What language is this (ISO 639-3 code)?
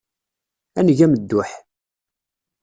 kab